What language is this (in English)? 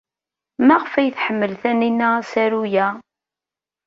Kabyle